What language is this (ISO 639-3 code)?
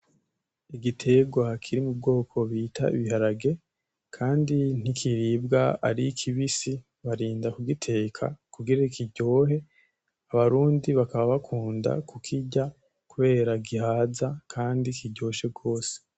run